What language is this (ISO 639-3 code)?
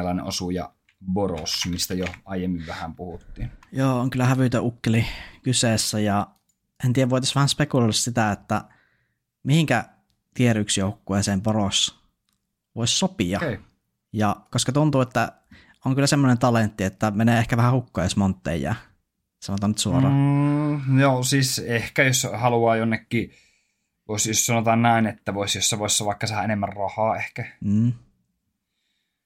fin